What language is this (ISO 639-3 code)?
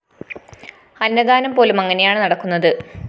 mal